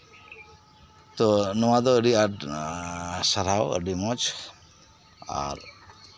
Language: Santali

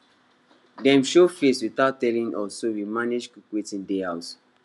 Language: Nigerian Pidgin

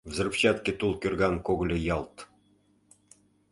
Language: Mari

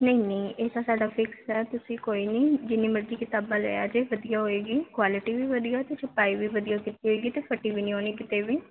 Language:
Punjabi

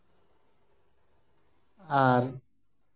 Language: Santali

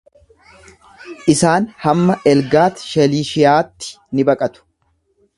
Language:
Oromo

